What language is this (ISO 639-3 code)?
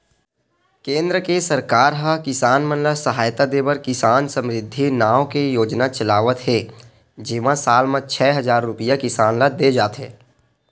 hne